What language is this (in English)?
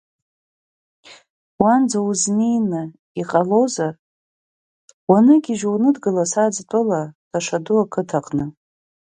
Abkhazian